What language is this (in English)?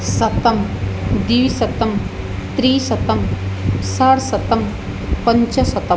Sanskrit